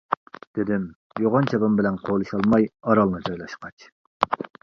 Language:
Uyghur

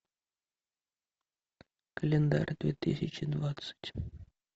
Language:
Russian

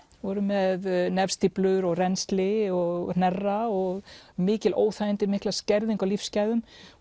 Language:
Icelandic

